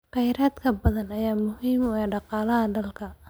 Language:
Somali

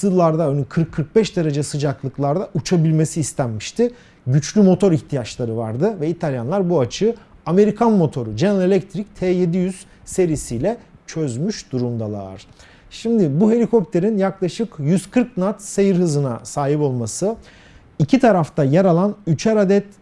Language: Turkish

